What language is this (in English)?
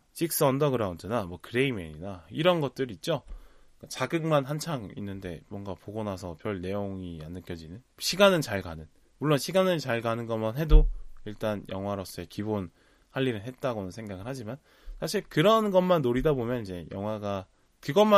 Korean